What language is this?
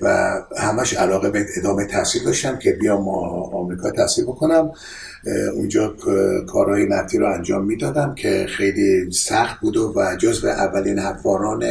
Persian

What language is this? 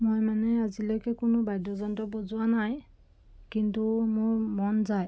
Assamese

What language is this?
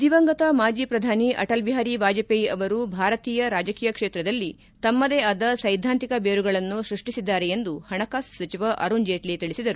Kannada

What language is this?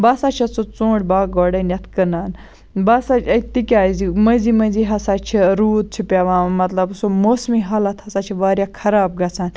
Kashmiri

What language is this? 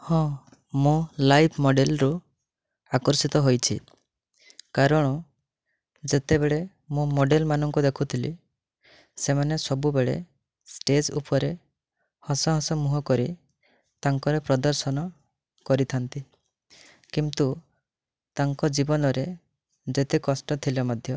Odia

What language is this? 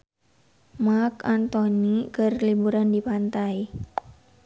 Sundanese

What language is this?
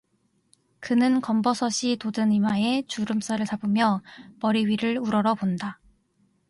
Korean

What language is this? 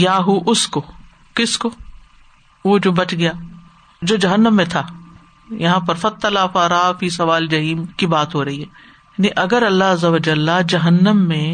Urdu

